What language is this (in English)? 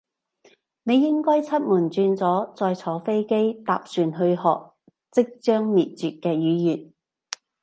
Cantonese